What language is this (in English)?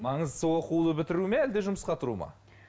Kazakh